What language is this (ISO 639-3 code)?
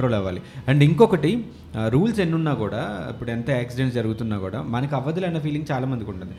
tel